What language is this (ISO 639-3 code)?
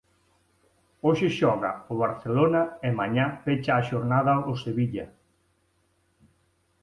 glg